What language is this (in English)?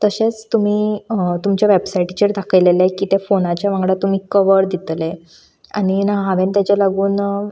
Konkani